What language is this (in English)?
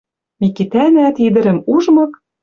Western Mari